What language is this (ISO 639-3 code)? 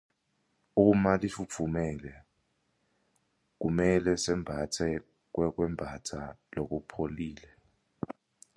ssw